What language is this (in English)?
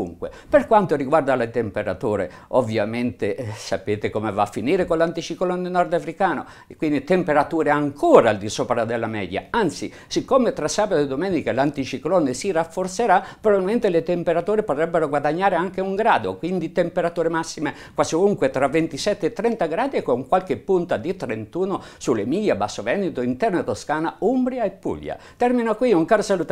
Italian